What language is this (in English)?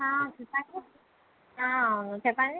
Telugu